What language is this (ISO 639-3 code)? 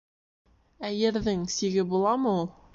bak